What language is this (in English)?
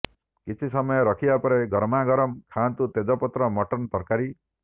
Odia